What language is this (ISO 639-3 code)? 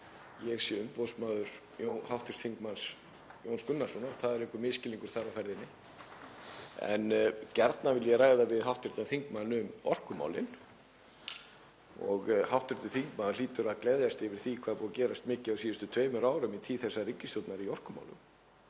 isl